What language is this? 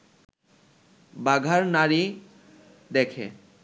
Bangla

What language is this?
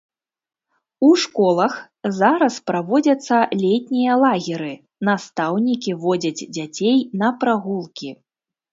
Belarusian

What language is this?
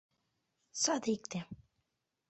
Mari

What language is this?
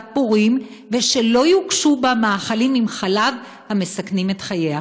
Hebrew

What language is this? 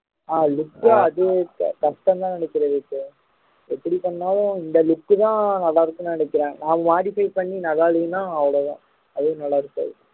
Tamil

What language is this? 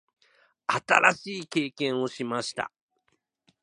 Japanese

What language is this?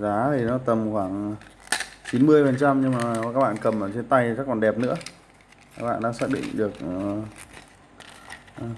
Vietnamese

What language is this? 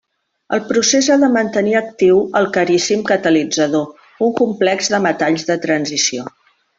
Catalan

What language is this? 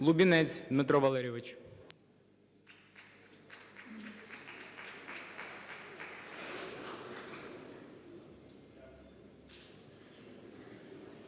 Ukrainian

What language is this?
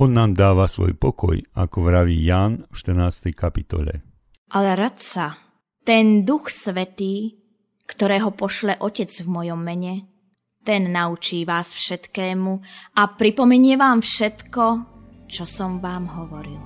Slovak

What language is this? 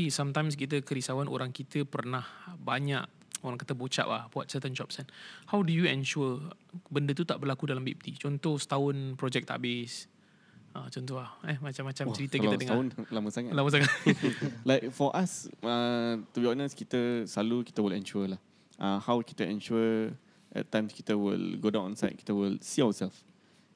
Malay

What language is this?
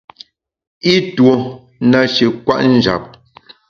Bamun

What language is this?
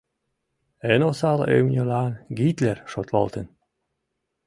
Mari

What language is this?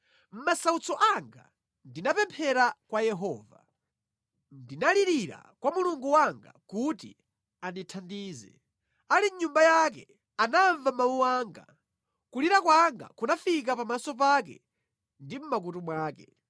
Nyanja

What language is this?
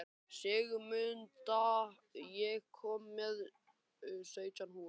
Icelandic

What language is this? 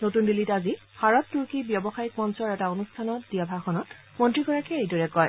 Assamese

